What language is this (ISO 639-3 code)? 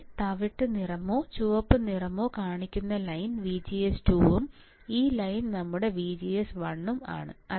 mal